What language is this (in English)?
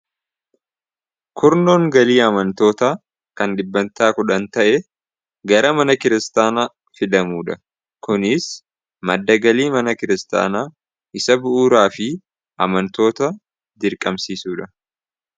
Oromo